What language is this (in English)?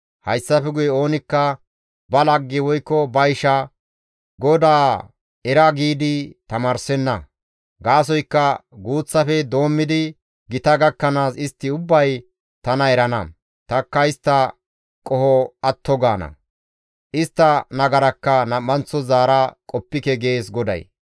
Gamo